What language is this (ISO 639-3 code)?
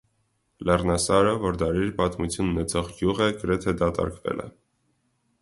hye